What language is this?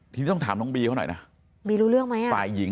Thai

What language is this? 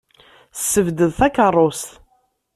Kabyle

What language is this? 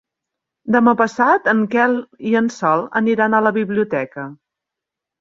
Catalan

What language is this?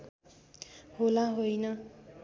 Nepali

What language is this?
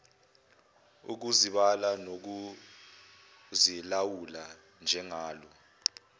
Zulu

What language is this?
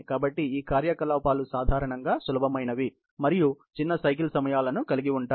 Telugu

